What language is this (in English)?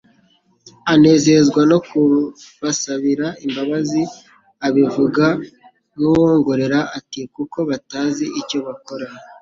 Kinyarwanda